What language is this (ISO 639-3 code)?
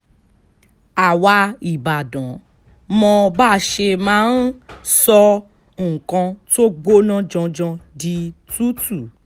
yor